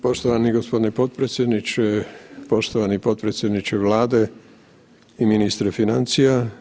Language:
Croatian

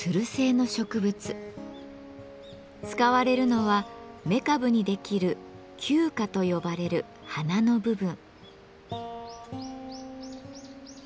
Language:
Japanese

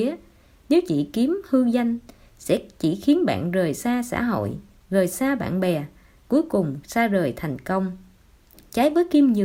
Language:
Vietnamese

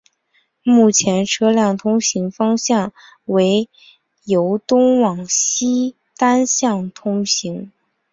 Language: Chinese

